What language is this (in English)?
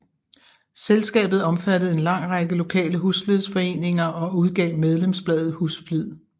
Danish